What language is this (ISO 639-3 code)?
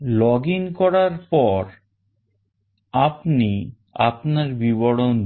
ben